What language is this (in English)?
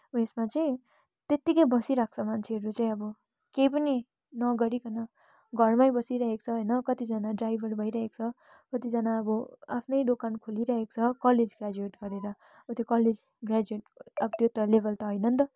Nepali